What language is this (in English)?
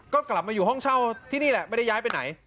Thai